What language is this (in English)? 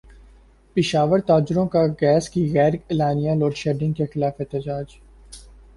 Urdu